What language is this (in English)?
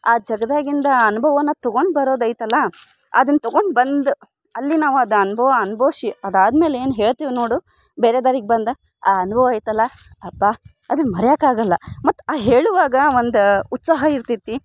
Kannada